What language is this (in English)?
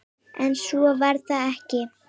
Icelandic